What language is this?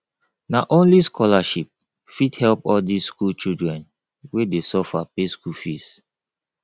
Nigerian Pidgin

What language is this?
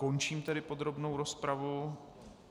Czech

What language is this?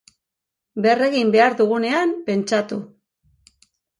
Basque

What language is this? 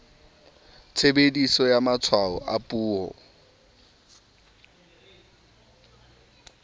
Southern Sotho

